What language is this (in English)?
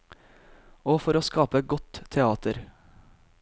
Norwegian